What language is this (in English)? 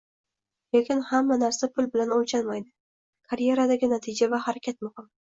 Uzbek